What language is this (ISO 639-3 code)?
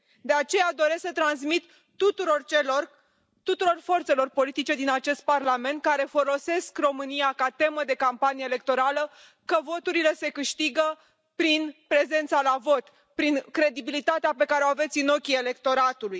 ron